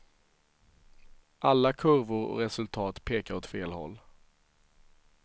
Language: Swedish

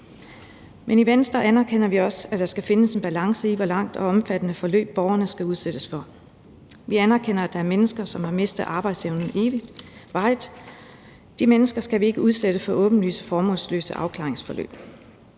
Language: Danish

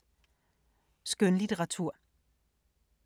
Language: Danish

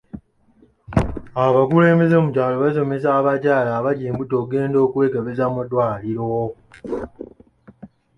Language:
Ganda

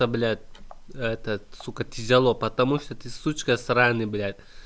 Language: Russian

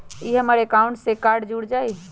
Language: Magahi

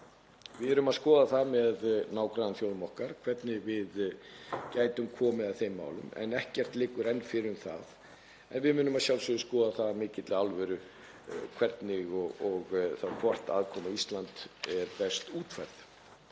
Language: Icelandic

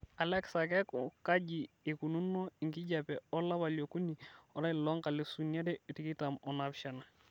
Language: Masai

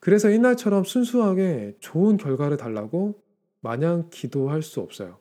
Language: Korean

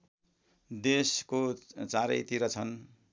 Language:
Nepali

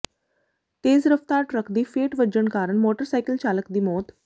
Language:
Punjabi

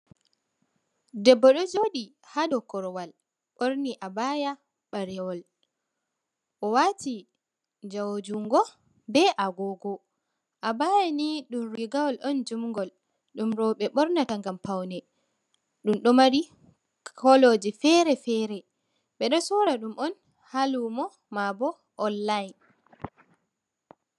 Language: Fula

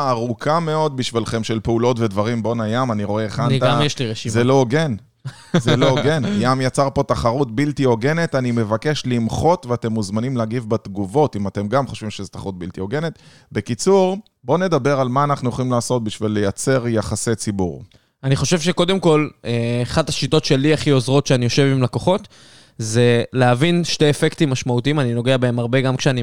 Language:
Hebrew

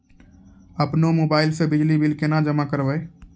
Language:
Maithili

